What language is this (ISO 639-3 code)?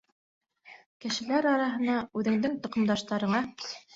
bak